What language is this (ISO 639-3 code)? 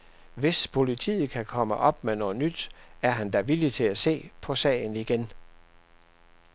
dan